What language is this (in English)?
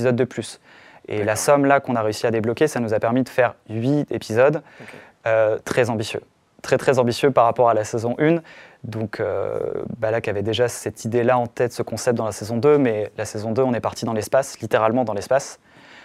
French